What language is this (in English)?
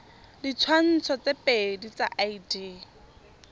Tswana